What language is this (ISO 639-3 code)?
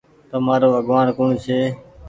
gig